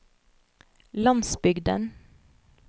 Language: Norwegian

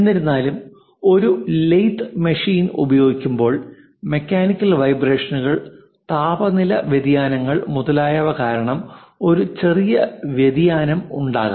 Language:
Malayalam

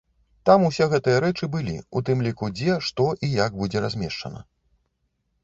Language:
Belarusian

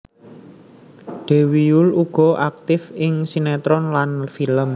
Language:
Javanese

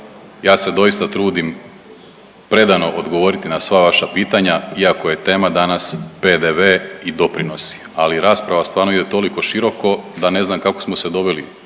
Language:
Croatian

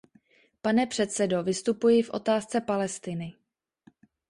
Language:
Czech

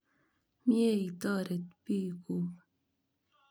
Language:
Kalenjin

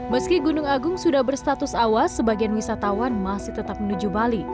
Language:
Indonesian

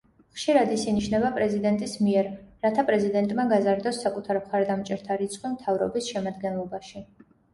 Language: Georgian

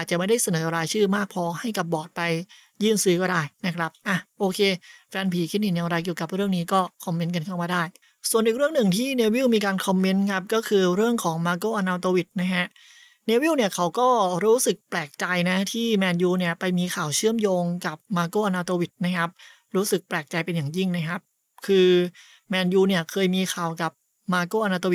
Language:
Thai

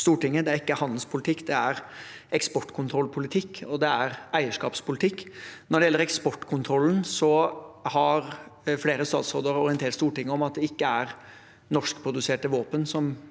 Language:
Norwegian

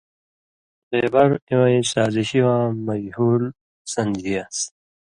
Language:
Indus Kohistani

